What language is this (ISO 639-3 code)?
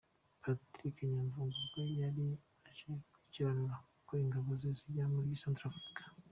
kin